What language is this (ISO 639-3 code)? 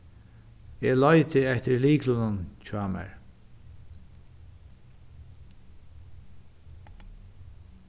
fao